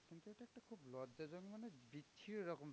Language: Bangla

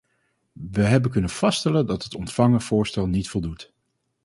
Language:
Dutch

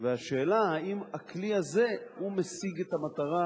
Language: Hebrew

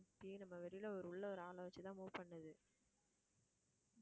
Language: Tamil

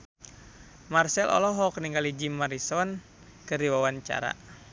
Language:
Sundanese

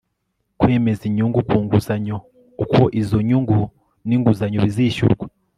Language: Kinyarwanda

